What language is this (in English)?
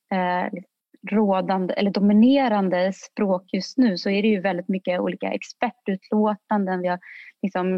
Swedish